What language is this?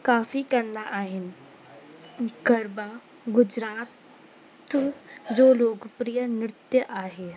Sindhi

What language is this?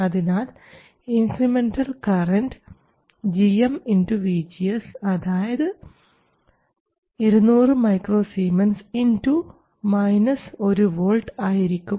Malayalam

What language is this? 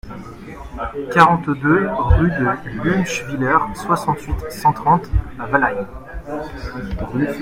French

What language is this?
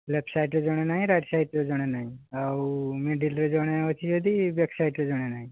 Odia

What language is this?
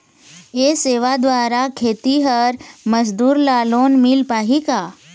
Chhattisgarhi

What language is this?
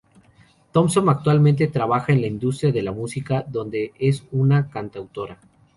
Spanish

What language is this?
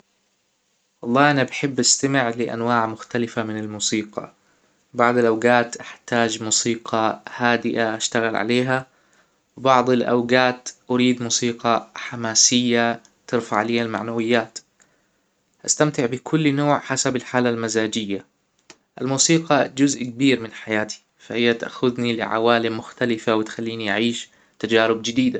Hijazi Arabic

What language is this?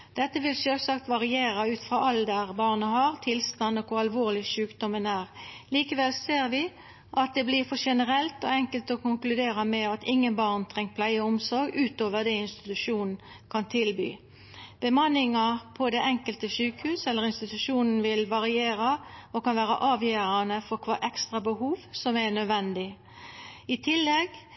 Norwegian Nynorsk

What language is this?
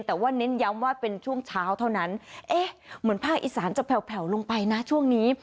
Thai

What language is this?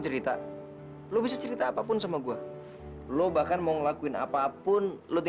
Indonesian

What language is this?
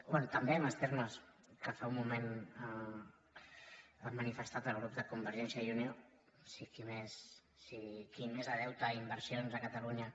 Catalan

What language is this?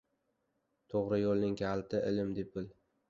Uzbek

